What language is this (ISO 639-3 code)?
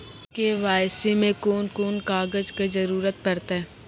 mai